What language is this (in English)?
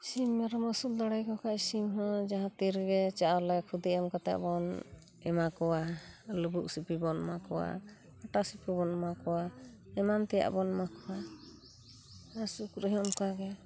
Santali